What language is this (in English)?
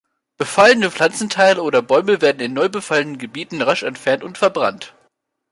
German